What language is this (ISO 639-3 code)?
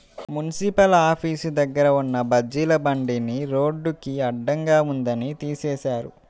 tel